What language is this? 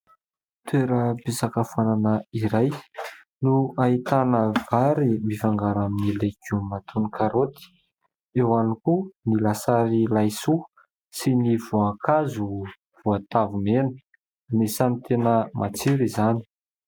Malagasy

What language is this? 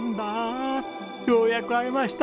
Japanese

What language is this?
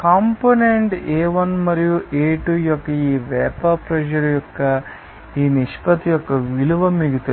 Telugu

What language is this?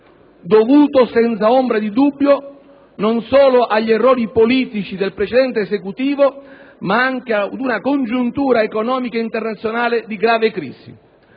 Italian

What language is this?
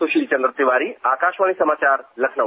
Hindi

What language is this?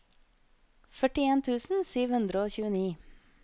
Norwegian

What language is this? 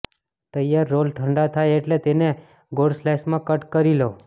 Gujarati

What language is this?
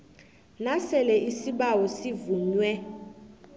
South Ndebele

